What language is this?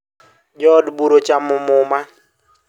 Luo (Kenya and Tanzania)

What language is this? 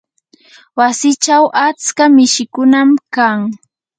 Yanahuanca Pasco Quechua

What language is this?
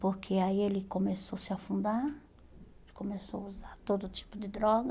Portuguese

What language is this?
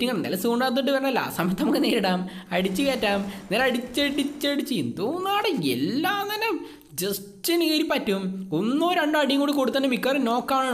Malayalam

